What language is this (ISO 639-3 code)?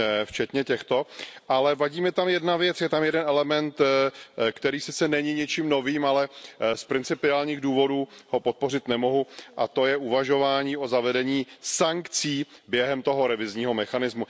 ces